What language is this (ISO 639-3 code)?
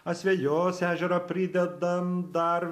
lit